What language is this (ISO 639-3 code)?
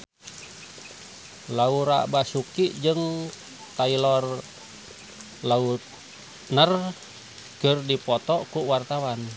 sun